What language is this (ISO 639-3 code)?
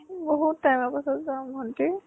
asm